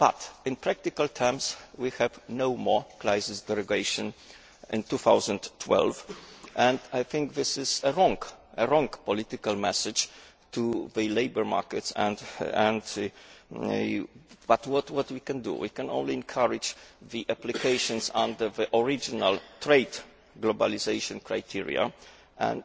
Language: English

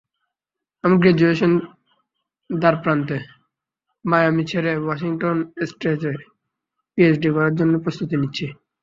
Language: Bangla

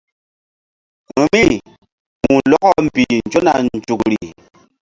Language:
Mbum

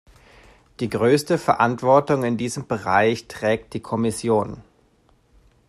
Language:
German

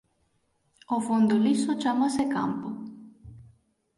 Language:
Galician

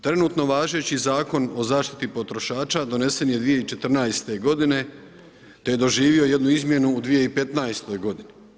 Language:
Croatian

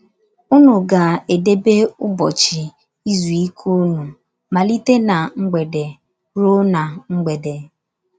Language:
Igbo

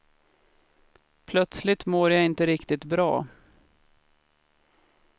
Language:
Swedish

